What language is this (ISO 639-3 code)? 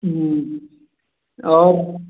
hin